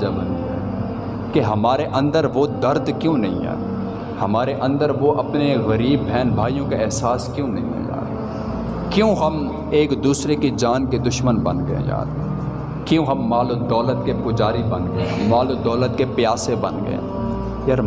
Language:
Urdu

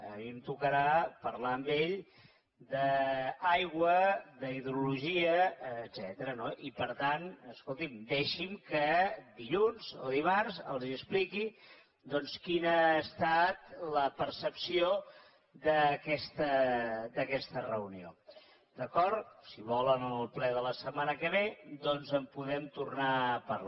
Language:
Catalan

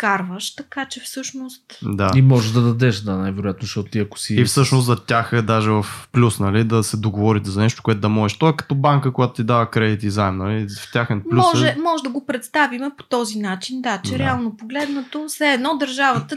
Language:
Bulgarian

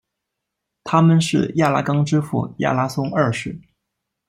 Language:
Chinese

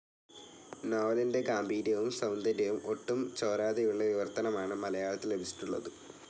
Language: Malayalam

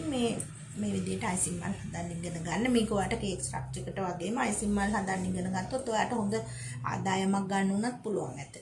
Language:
Thai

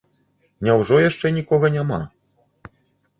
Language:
Belarusian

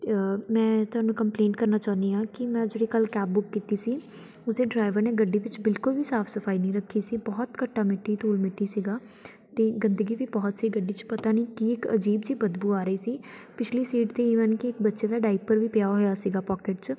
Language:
Punjabi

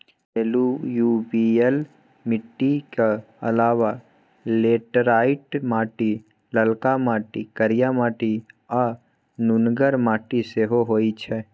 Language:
Maithili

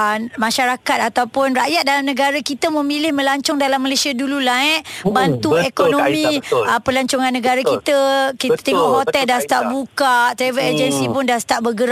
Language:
Malay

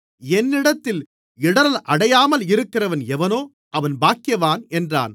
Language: Tamil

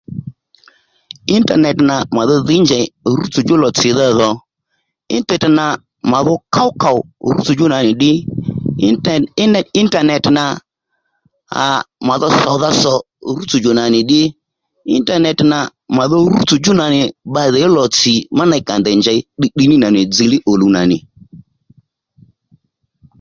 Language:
Lendu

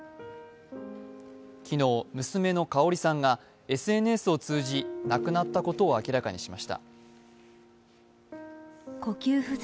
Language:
Japanese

